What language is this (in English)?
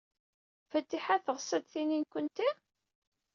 Kabyle